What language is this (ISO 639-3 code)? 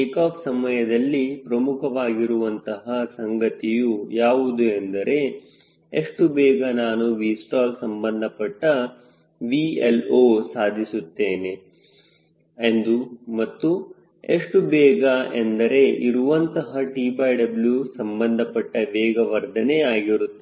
kan